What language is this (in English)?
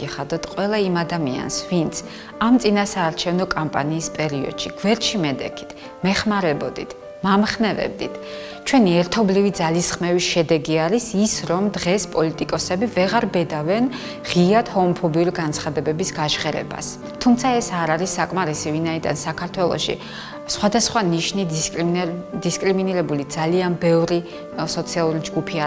Georgian